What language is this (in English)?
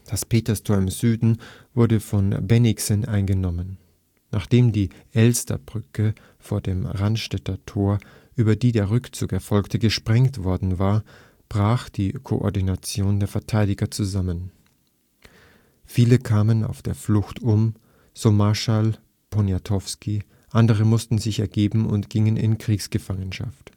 German